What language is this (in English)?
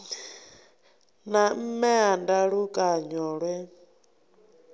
Venda